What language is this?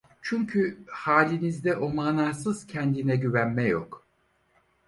Turkish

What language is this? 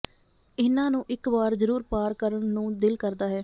Punjabi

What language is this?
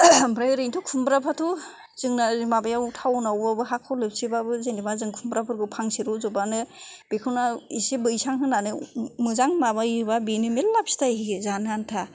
Bodo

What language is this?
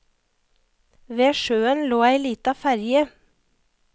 Norwegian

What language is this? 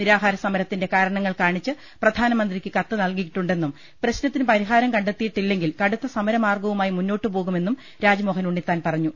Malayalam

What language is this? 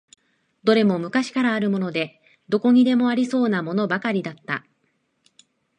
Japanese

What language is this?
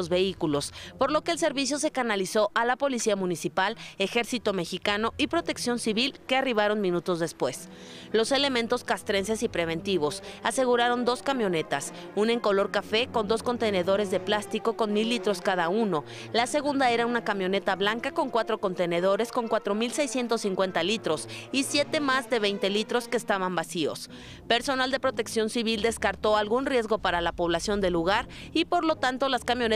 Spanish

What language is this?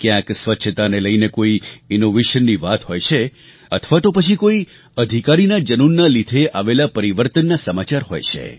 Gujarati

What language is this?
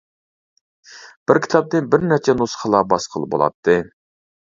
Uyghur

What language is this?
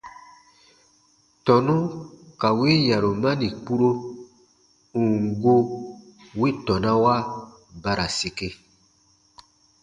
Baatonum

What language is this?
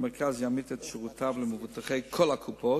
Hebrew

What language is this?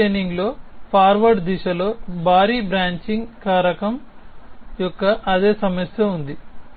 Telugu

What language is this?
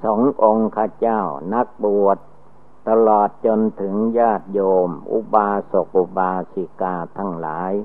Thai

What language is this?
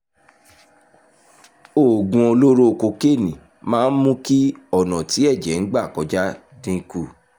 Yoruba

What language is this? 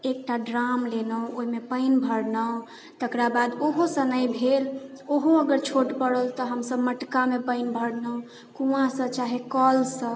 Maithili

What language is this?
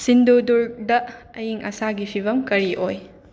Manipuri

